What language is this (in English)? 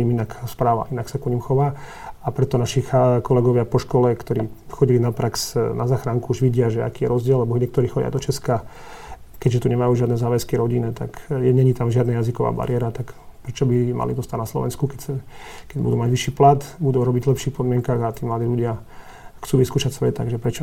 Slovak